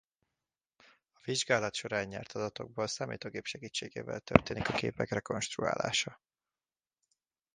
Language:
Hungarian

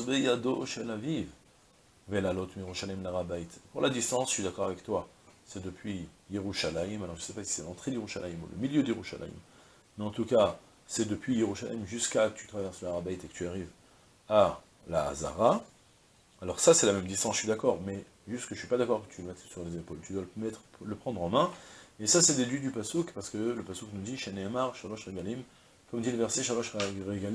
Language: French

